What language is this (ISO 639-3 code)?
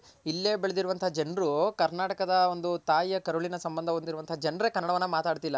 kan